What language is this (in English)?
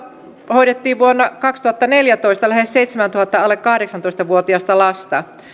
Finnish